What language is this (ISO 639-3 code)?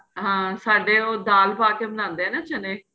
pan